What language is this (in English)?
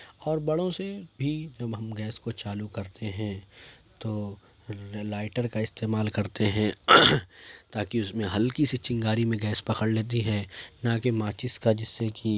Urdu